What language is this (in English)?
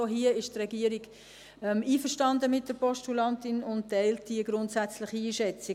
Swiss German